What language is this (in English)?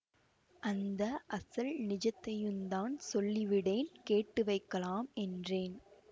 Tamil